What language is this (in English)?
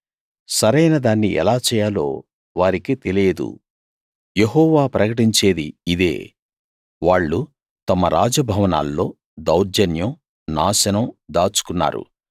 Telugu